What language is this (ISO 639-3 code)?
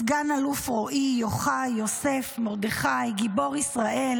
heb